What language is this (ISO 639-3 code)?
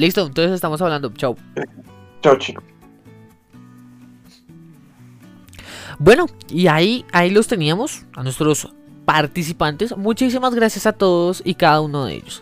spa